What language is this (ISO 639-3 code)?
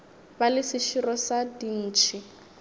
nso